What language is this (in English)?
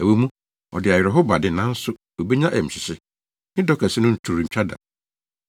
Akan